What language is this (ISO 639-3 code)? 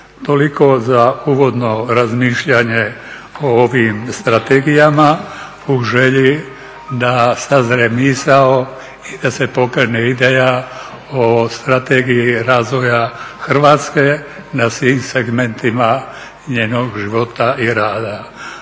hrv